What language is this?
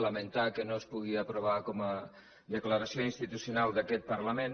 Catalan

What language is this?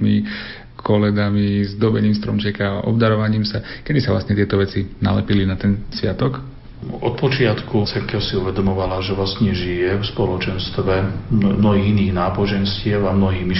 Slovak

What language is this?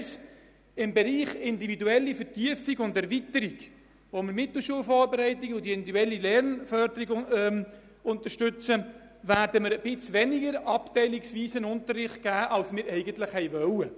Swiss German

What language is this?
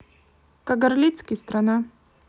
Russian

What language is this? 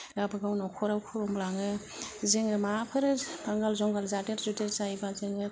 Bodo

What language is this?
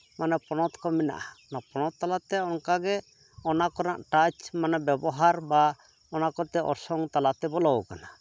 Santali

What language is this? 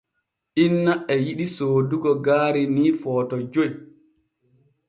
Borgu Fulfulde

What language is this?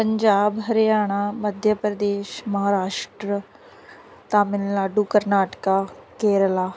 Punjabi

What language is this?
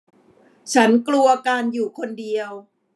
Thai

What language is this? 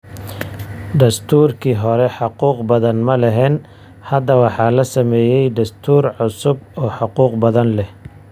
Somali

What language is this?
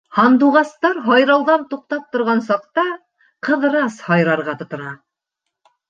Bashkir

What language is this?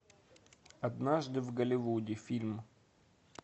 Russian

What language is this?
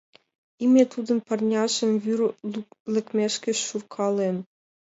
Mari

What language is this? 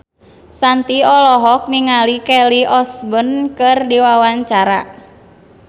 Sundanese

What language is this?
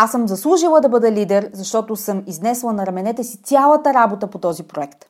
Bulgarian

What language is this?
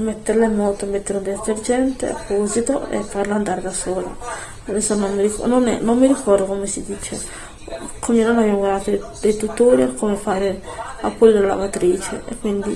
Italian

